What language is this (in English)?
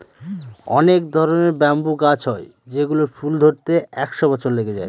Bangla